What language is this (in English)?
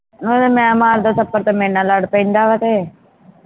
Punjabi